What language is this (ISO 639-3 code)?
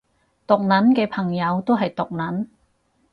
yue